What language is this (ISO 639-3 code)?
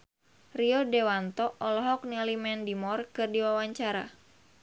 sun